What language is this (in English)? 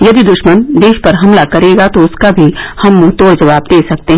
Hindi